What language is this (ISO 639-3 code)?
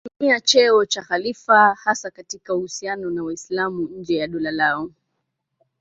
swa